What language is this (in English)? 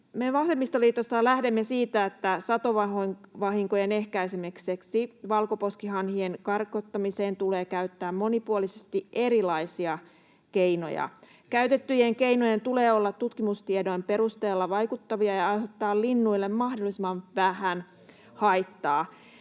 Finnish